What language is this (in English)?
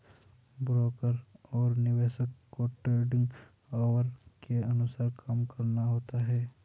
Hindi